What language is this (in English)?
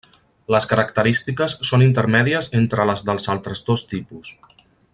Catalan